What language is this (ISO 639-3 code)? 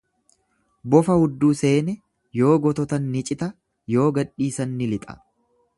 orm